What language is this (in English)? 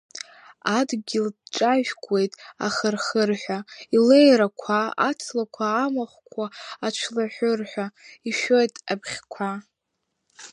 Abkhazian